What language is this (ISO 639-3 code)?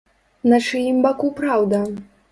bel